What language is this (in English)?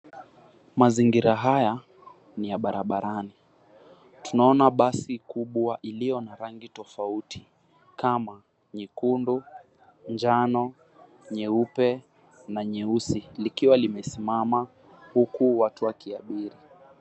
Swahili